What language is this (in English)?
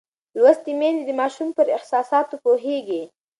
Pashto